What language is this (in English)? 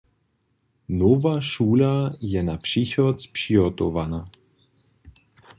Upper Sorbian